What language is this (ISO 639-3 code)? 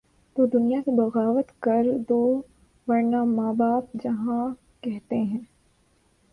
urd